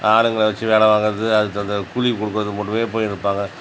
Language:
Tamil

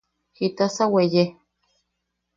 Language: Yaqui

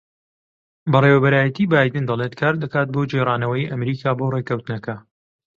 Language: Central Kurdish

